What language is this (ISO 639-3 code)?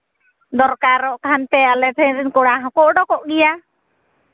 sat